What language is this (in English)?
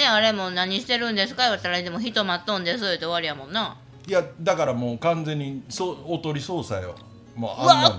Japanese